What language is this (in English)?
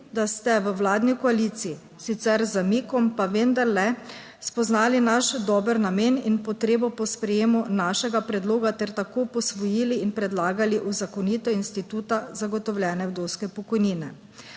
Slovenian